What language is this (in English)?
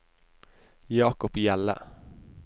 Norwegian